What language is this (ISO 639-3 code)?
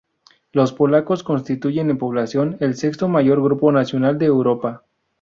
spa